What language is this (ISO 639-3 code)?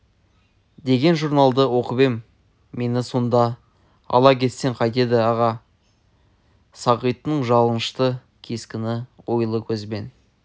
kaz